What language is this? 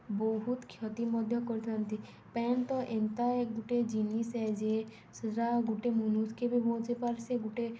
Odia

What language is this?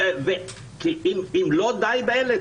Hebrew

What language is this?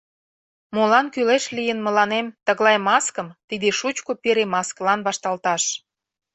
Mari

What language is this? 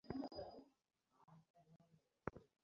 Bangla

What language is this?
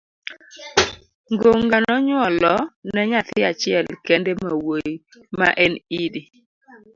Luo (Kenya and Tanzania)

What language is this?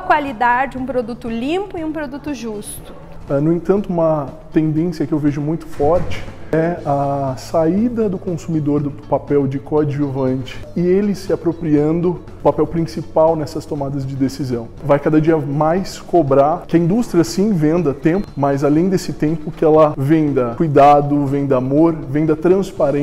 Portuguese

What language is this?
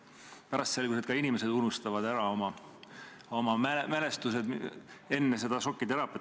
Estonian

